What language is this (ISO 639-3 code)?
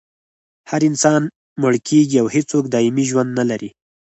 pus